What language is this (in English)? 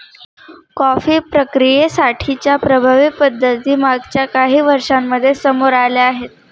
Marathi